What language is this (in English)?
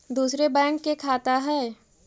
Magahi